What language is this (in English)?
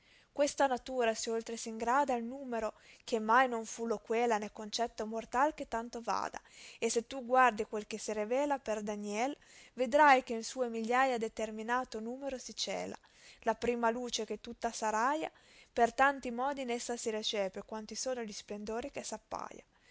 Italian